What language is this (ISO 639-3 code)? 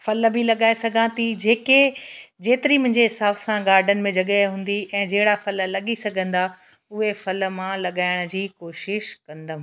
snd